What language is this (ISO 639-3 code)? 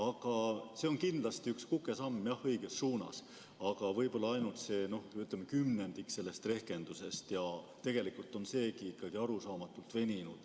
est